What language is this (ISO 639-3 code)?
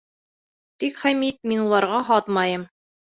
bak